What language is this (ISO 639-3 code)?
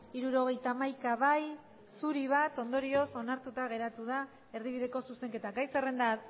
eus